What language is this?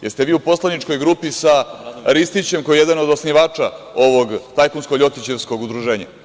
Serbian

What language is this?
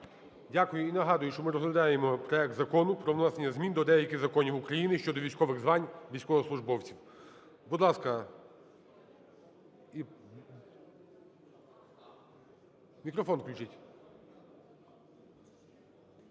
Ukrainian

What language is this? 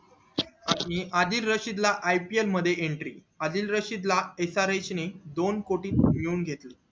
Marathi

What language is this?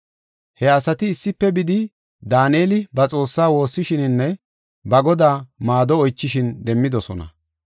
Gofa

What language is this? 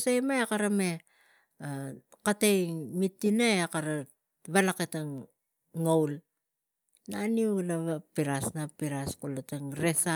Tigak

